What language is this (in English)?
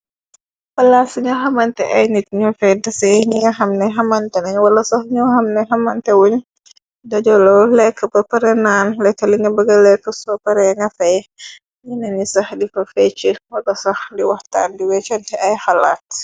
Wolof